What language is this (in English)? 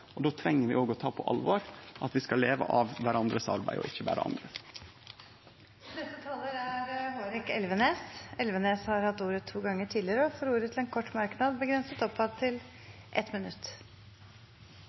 Norwegian